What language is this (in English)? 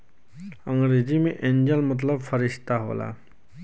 Bhojpuri